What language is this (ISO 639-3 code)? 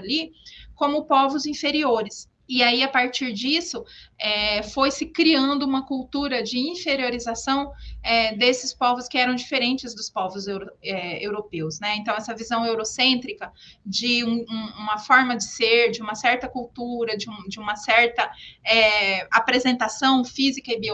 por